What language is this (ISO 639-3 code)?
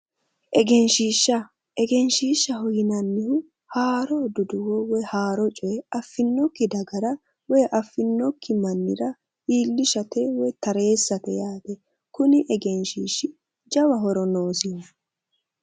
sid